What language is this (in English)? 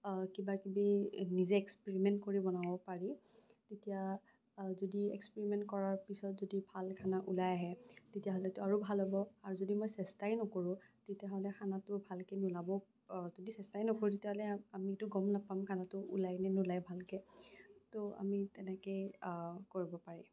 Assamese